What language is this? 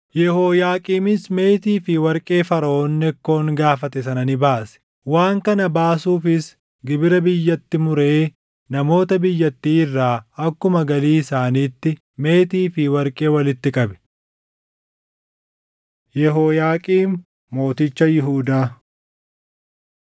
Oromo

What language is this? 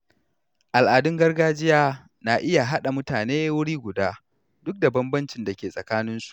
Hausa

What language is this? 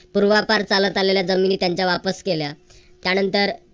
Marathi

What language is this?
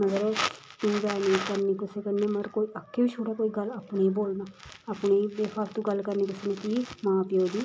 Dogri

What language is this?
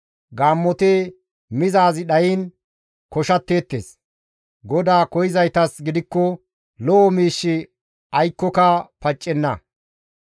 Gamo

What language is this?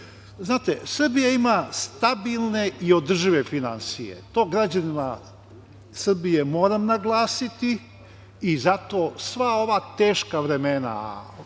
Serbian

